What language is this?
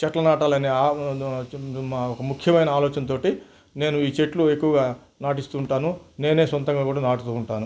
Telugu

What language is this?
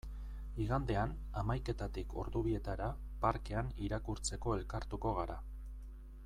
Basque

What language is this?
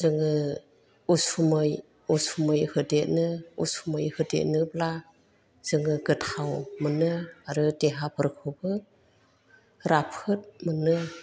Bodo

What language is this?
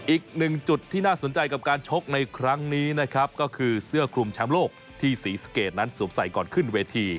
Thai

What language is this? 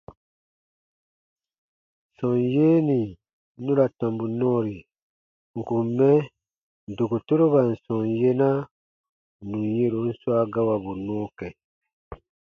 Baatonum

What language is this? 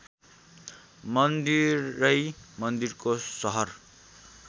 Nepali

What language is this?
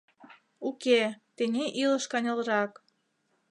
Mari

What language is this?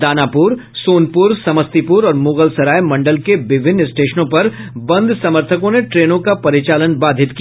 Hindi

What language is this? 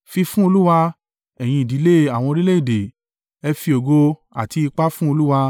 Yoruba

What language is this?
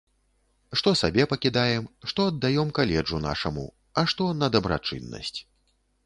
Belarusian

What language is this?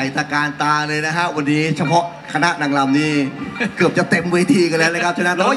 Thai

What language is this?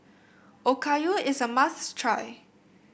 English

